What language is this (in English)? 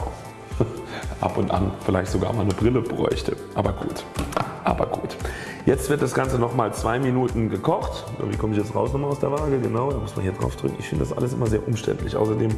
German